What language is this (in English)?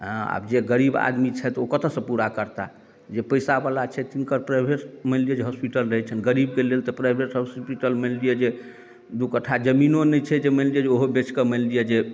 Maithili